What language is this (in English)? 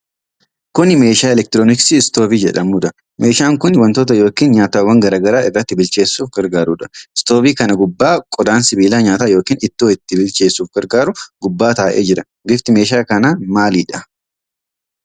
Oromo